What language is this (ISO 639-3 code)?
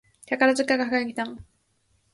jpn